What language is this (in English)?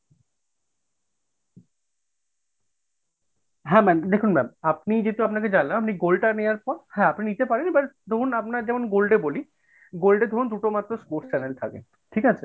Bangla